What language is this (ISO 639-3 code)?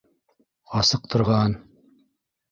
bak